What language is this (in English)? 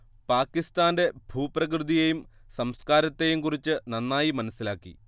Malayalam